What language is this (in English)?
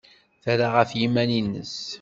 Kabyle